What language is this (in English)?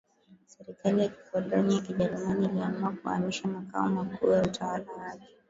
Swahili